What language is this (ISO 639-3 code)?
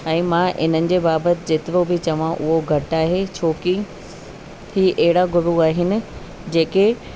snd